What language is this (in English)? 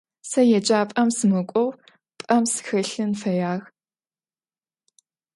Adyghe